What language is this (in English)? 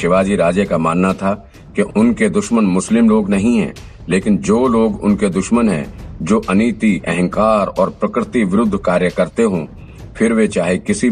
Hindi